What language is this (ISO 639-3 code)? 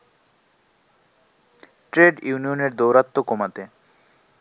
ben